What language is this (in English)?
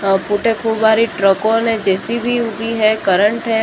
Marwari